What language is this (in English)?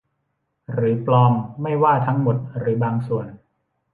Thai